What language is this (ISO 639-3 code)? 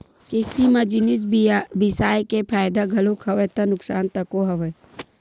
hne